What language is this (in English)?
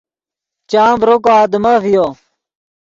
Yidgha